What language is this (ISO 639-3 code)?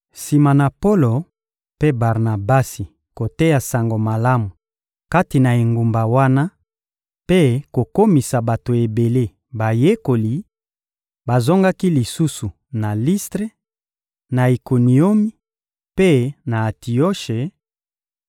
lin